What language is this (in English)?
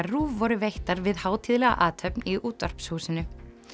Icelandic